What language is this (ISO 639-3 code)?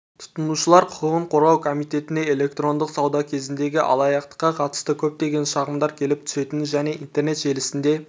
kaz